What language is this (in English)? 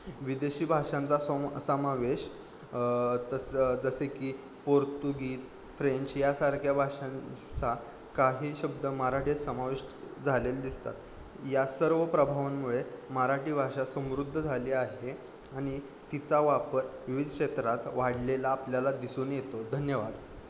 Marathi